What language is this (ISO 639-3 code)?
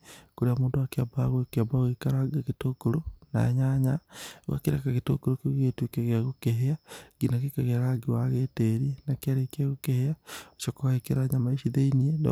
kik